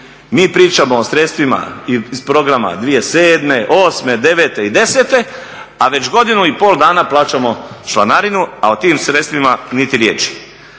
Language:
Croatian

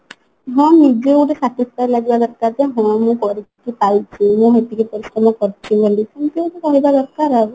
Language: Odia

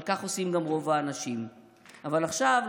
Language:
Hebrew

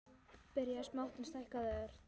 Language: Icelandic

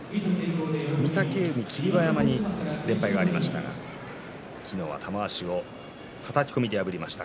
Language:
Japanese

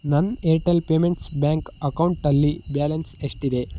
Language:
Kannada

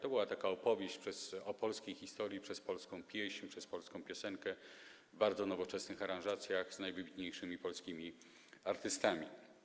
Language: Polish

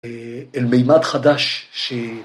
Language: Hebrew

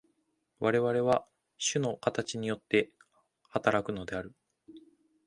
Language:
Japanese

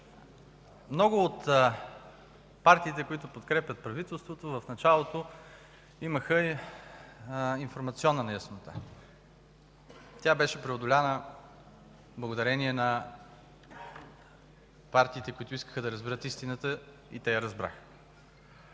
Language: Bulgarian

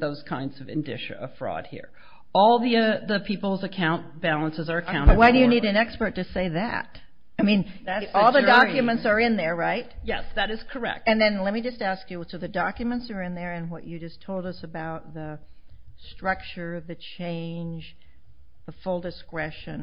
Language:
English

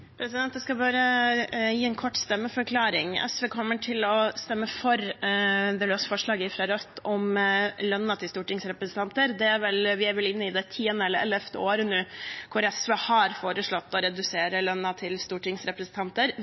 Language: Norwegian Bokmål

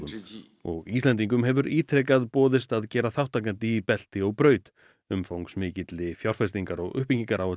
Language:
Icelandic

